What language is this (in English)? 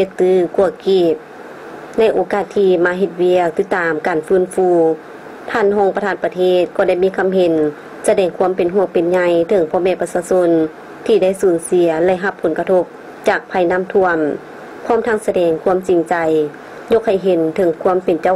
Thai